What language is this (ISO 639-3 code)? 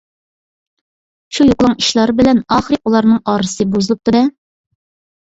uig